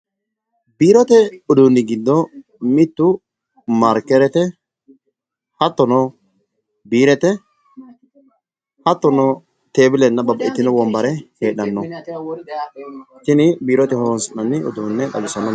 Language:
Sidamo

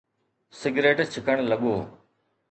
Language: Sindhi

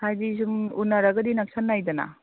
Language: Manipuri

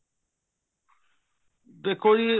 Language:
Punjabi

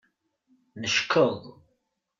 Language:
Kabyle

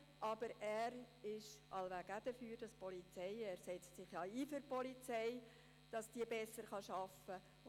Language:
Swiss German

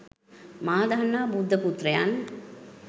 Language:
Sinhala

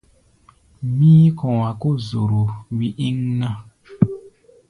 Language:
Gbaya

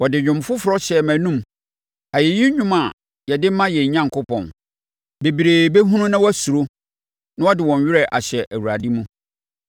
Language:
Akan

